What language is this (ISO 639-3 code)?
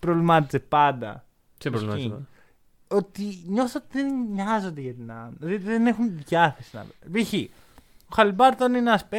ell